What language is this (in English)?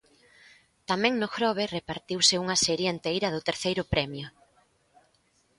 Galician